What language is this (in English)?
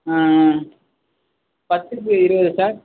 Tamil